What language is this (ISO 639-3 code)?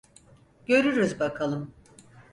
tur